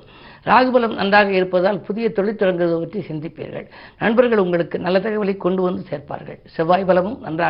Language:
Tamil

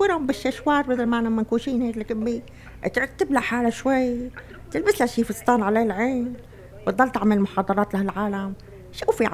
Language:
Arabic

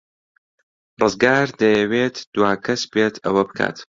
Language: Central Kurdish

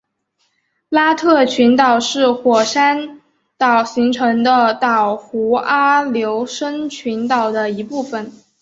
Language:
Chinese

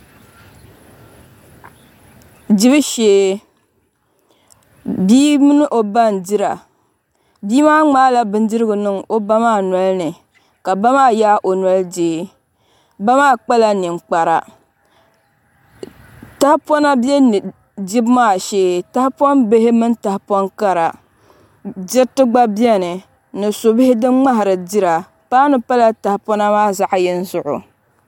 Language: Dagbani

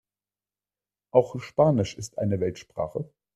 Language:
German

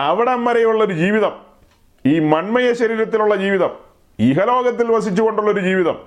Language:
Malayalam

